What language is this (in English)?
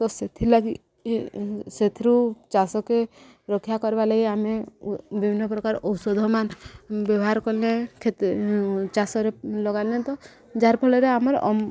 Odia